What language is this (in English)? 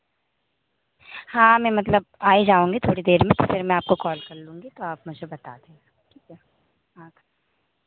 Hindi